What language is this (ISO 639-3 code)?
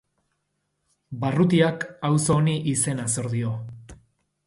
eus